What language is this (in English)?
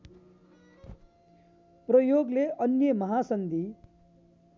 Nepali